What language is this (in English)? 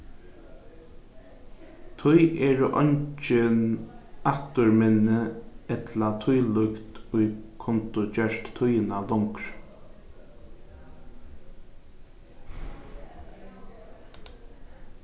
Faroese